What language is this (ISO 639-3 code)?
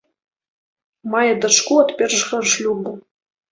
bel